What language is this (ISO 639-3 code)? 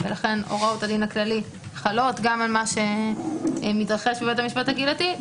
heb